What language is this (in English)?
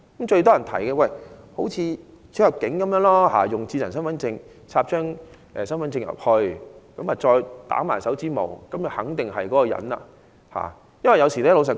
Cantonese